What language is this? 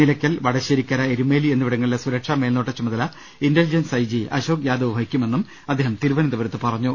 Malayalam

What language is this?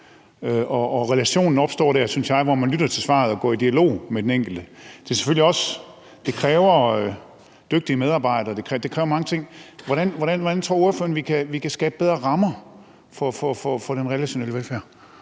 Danish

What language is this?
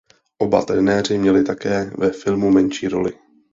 Czech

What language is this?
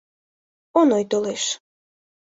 Mari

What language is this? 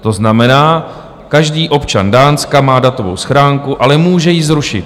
Czech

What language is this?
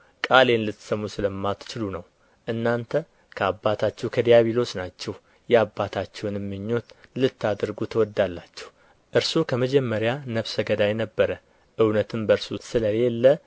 Amharic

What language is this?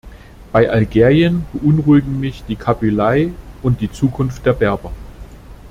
German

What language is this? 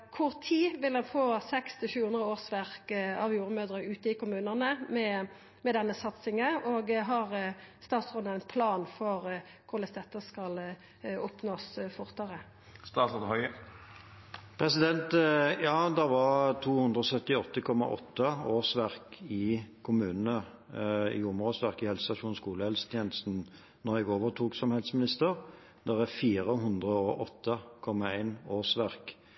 Norwegian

